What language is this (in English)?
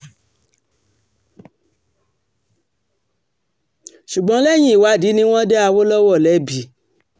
Yoruba